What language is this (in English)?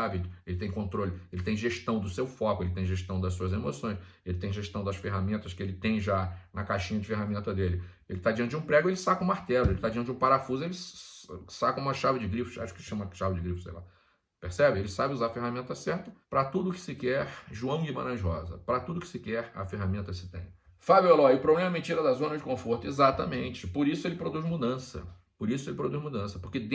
Portuguese